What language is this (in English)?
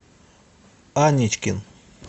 Russian